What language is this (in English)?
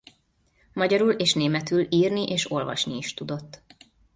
Hungarian